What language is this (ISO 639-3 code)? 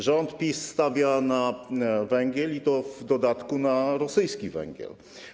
pol